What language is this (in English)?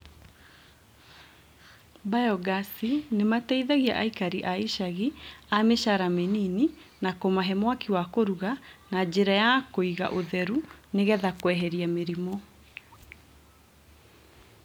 Kikuyu